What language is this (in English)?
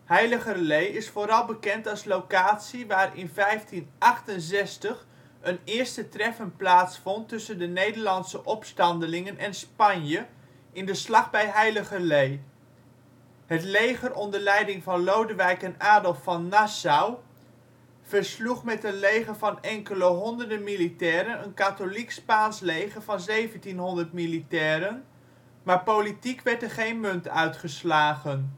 Dutch